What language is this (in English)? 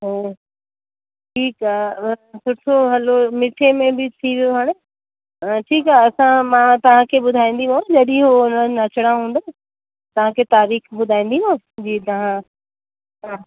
Sindhi